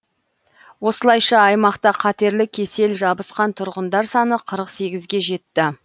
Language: Kazakh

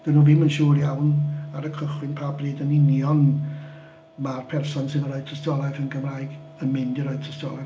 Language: Welsh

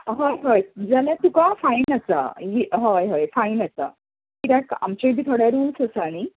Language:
Konkani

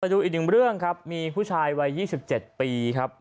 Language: Thai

